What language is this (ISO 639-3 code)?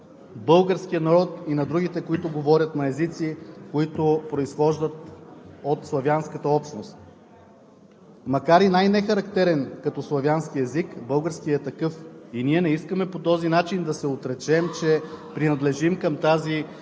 bul